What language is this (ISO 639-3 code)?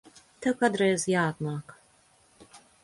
lav